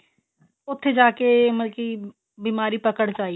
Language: Punjabi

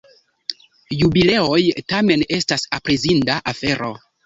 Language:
Esperanto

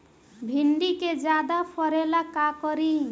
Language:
Bhojpuri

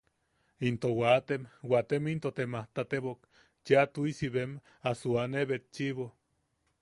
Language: Yaqui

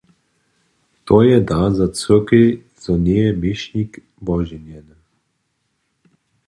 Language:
Upper Sorbian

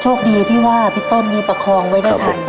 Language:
Thai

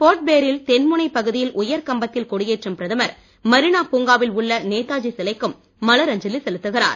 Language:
Tamil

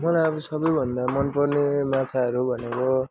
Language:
Nepali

